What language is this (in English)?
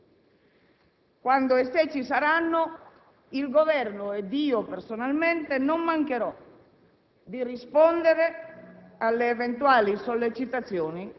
Italian